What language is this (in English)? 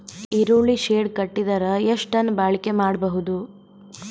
Kannada